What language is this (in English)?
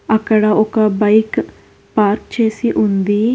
Telugu